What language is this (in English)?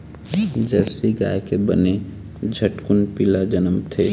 Chhattisgarhi